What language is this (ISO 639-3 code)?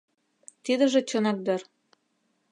chm